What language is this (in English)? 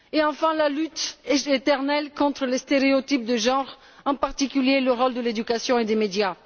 French